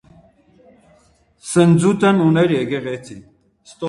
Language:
Armenian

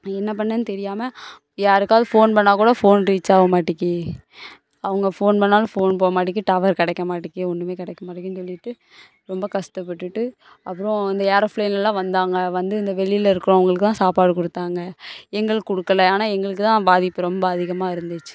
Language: Tamil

